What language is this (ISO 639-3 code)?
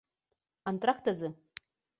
abk